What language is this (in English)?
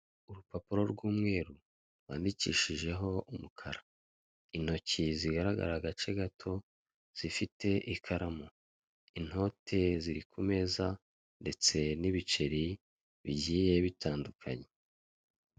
Kinyarwanda